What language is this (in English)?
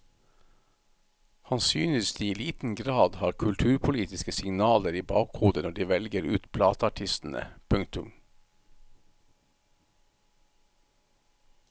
Norwegian